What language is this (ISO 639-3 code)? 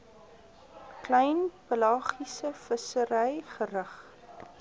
afr